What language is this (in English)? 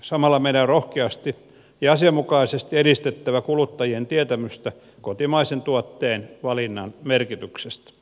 Finnish